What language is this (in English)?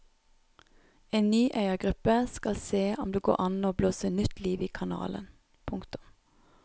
Norwegian